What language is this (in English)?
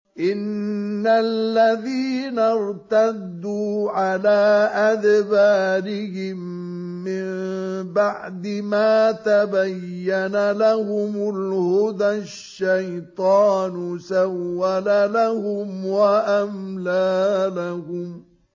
Arabic